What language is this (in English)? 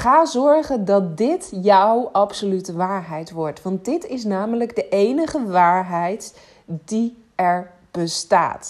Dutch